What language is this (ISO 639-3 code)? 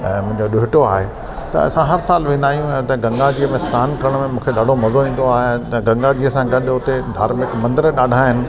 snd